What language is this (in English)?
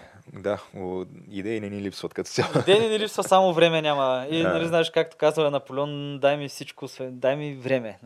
Bulgarian